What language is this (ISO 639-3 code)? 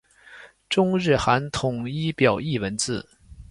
zho